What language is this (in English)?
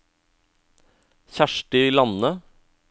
Norwegian